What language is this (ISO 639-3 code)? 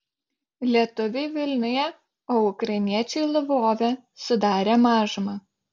lit